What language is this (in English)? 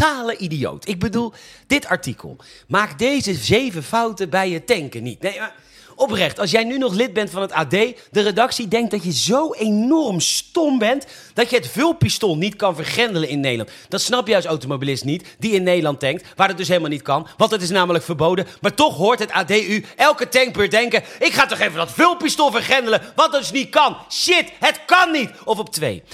Dutch